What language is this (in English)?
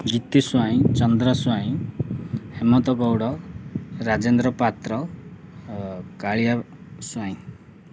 Odia